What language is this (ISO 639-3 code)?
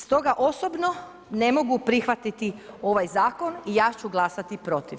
hrv